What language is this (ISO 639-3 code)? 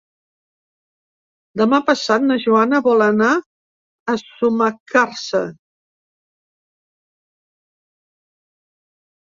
cat